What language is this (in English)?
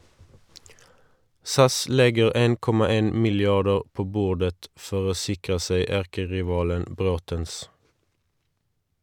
Norwegian